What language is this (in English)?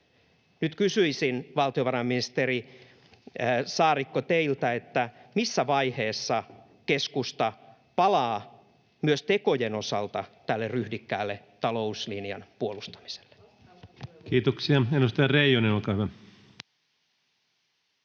Finnish